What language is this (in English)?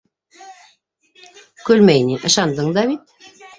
Bashkir